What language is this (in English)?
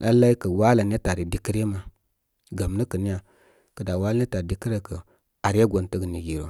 Koma